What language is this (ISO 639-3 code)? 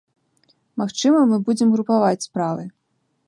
bel